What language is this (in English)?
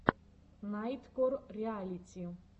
Russian